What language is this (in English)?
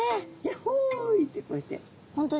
Japanese